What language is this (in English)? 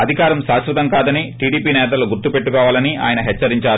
Telugu